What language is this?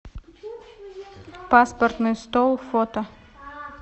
Russian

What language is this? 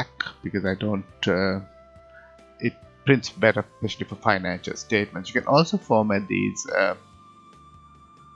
English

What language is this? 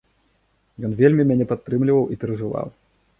Belarusian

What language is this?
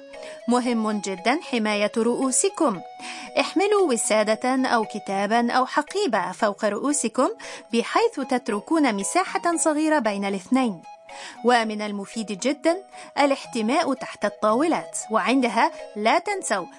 Arabic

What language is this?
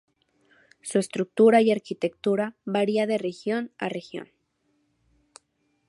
Spanish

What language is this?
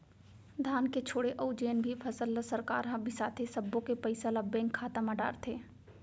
Chhattisgarhi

